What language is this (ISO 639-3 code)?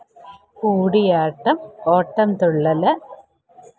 mal